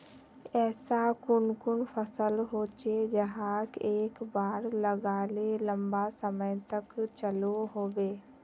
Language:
Magahi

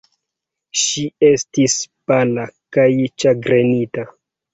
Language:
Esperanto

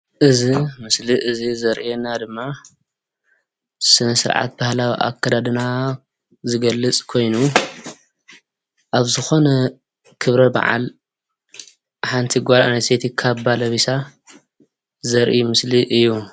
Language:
Tigrinya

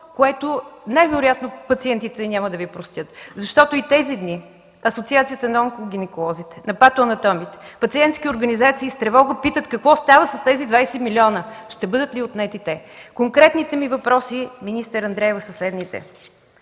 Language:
Bulgarian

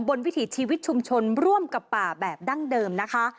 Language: Thai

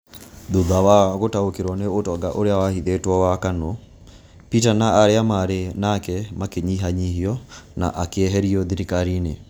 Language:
Kikuyu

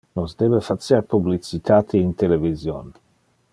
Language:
Interlingua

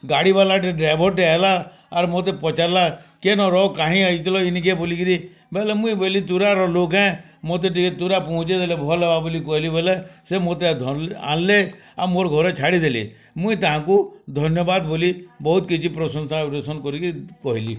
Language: Odia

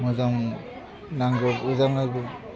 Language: Bodo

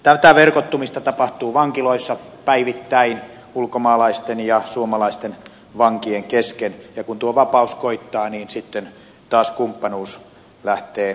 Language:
Finnish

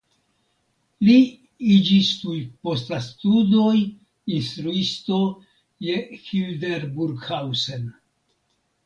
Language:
Esperanto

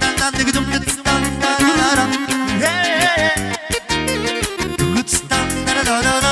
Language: Romanian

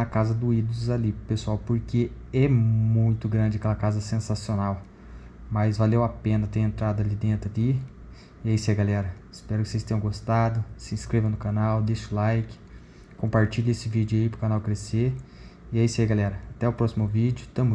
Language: Portuguese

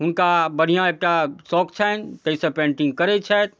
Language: Maithili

